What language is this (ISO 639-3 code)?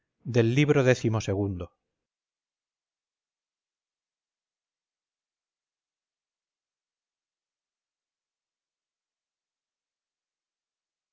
spa